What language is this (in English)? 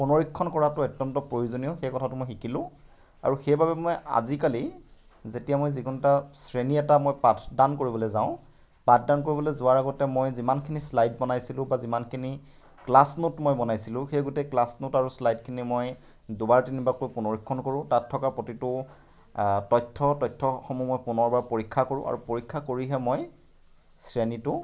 Assamese